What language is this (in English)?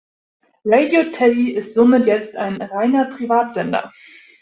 German